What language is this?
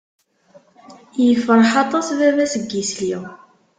Kabyle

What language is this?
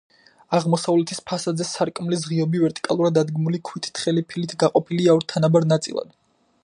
Georgian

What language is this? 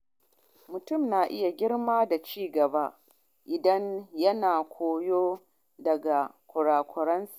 Hausa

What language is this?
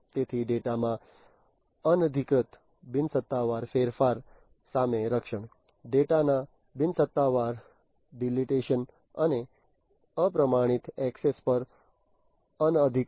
Gujarati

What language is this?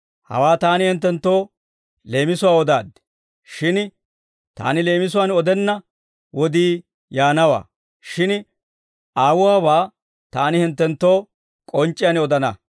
Dawro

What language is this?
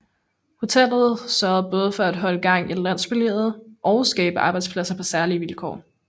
Danish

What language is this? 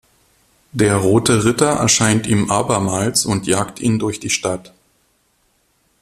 German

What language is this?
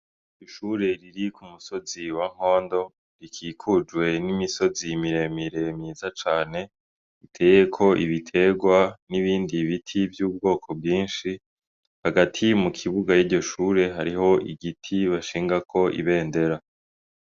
Rundi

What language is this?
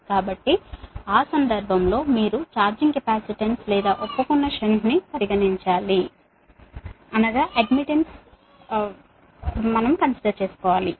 Telugu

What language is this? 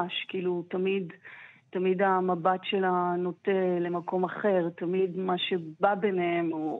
Hebrew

